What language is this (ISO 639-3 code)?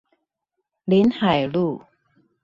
zho